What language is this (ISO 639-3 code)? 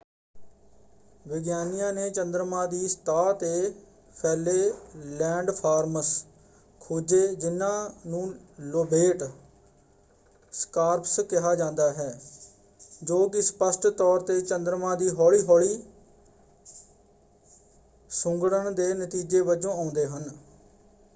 pan